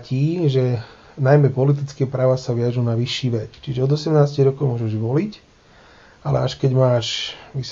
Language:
Slovak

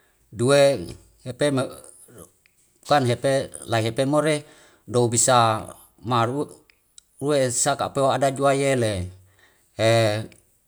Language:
Wemale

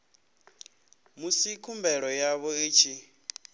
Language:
Venda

